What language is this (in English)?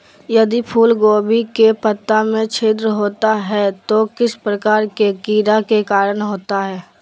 Magahi